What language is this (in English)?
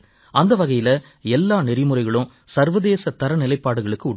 Tamil